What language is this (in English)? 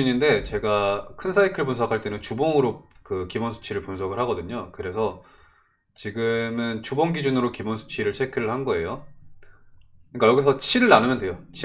Korean